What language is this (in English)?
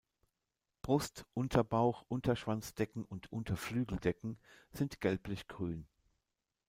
German